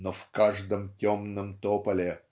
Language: Russian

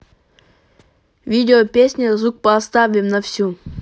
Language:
Russian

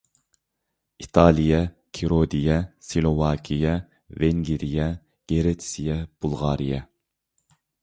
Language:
Uyghur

